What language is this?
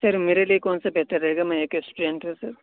Urdu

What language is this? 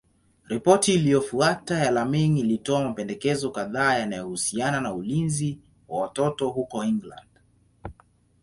Swahili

